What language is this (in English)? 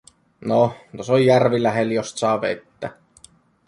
Finnish